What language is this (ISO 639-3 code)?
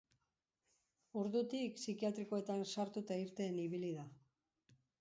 eus